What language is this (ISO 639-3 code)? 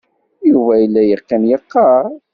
kab